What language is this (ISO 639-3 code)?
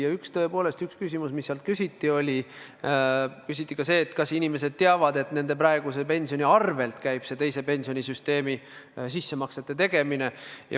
est